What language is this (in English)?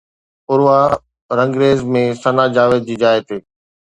Sindhi